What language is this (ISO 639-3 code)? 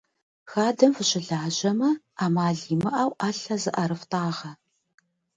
kbd